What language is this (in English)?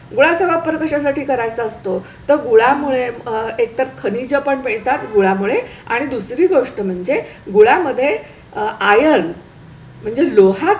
Marathi